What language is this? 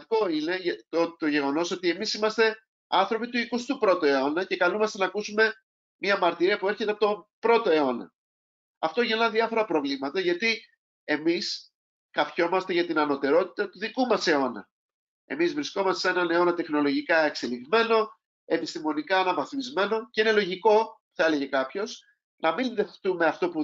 Greek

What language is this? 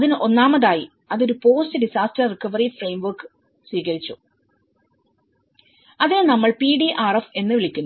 Malayalam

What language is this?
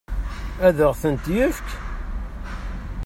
Kabyle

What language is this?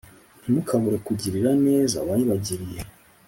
Kinyarwanda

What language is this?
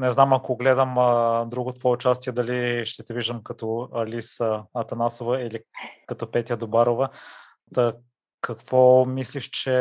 Bulgarian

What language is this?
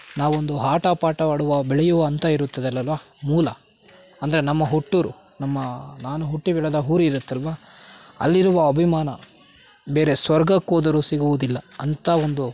Kannada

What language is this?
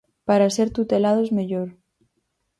Galician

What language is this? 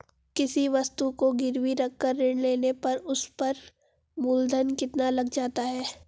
Hindi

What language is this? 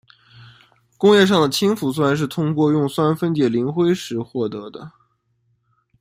Chinese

